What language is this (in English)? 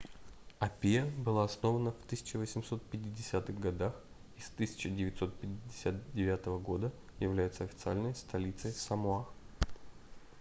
Russian